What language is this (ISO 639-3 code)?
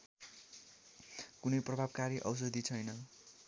nep